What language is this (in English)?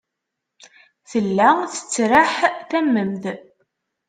Kabyle